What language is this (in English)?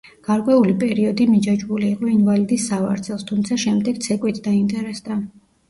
Georgian